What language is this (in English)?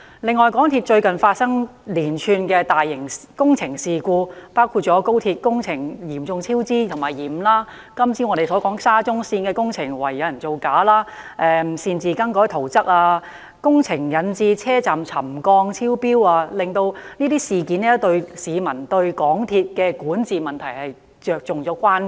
Cantonese